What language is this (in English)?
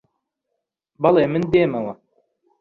Central Kurdish